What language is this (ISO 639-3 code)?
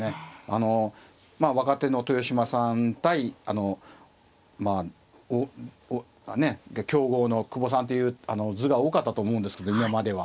jpn